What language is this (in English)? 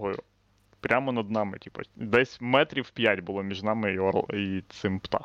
Ukrainian